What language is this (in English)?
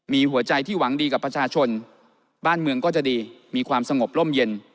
Thai